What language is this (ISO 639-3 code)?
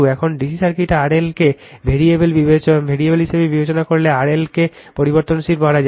ben